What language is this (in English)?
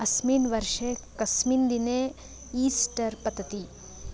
Sanskrit